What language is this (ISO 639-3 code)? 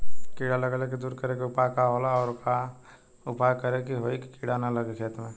bho